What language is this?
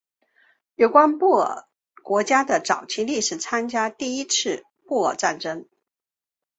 Chinese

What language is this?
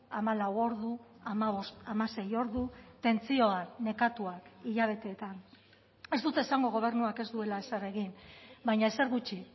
Basque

